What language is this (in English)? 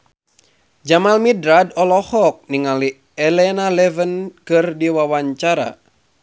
Sundanese